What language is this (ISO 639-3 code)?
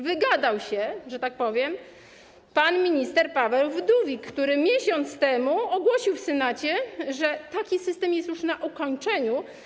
pol